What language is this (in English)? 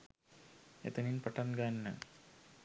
Sinhala